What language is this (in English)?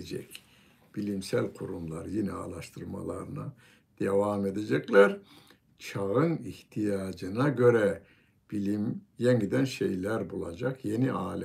Turkish